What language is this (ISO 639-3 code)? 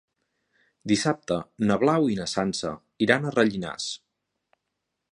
cat